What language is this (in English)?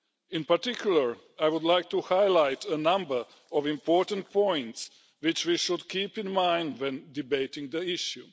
English